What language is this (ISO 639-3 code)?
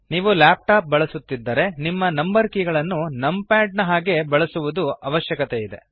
kan